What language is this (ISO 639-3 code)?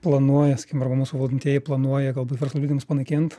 lit